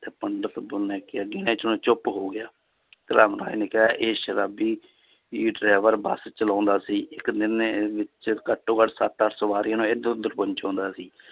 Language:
Punjabi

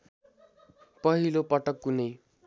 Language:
Nepali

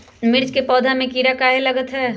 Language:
Magahi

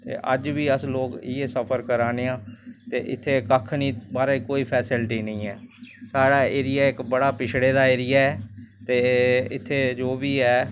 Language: Dogri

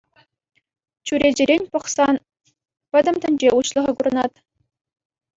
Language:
Chuvash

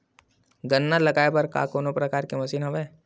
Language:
Chhattisgarhi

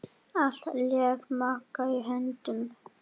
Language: Icelandic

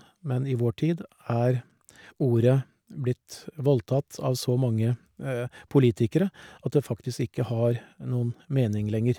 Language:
Norwegian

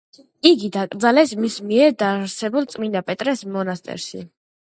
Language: Georgian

